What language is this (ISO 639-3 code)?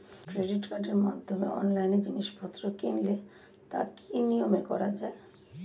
ben